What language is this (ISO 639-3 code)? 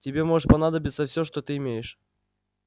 rus